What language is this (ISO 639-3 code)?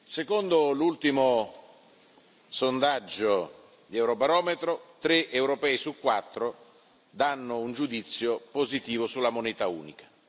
ita